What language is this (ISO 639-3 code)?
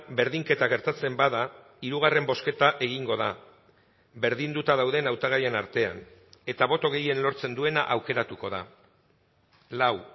eus